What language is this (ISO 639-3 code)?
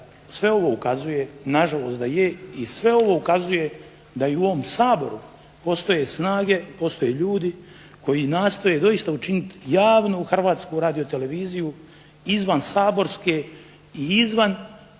hrv